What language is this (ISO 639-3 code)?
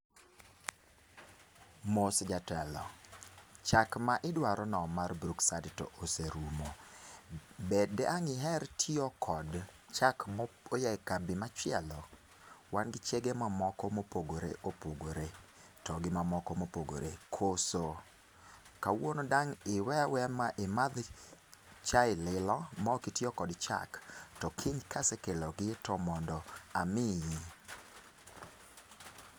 luo